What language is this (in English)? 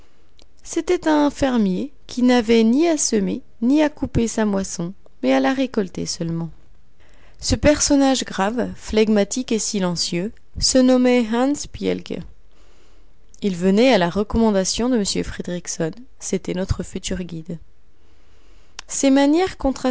French